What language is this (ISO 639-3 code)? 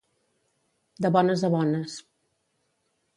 cat